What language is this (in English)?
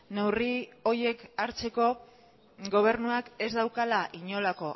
Basque